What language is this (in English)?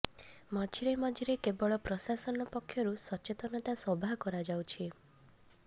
Odia